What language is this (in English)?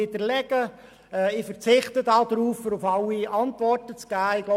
Swiss German